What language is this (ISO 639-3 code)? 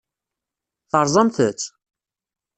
kab